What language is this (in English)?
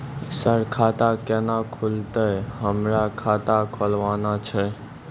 Maithili